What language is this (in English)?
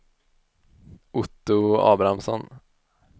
Swedish